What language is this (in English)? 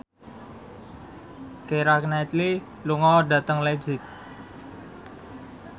Javanese